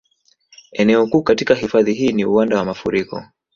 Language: Swahili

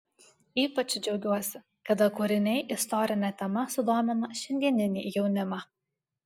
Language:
Lithuanian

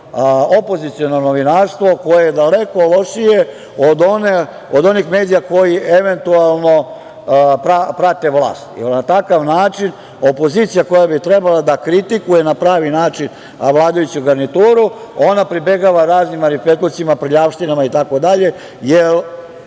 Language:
Serbian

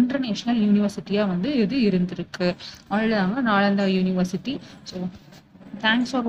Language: Tamil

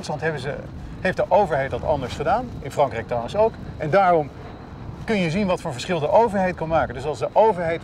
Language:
Dutch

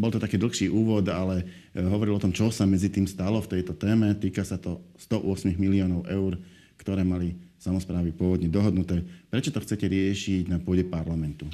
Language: Slovak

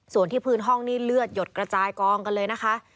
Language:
Thai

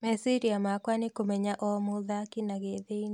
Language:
Kikuyu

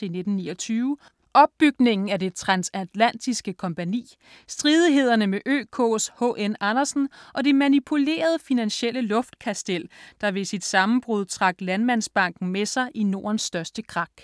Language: Danish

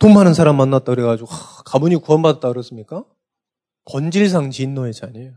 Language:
Korean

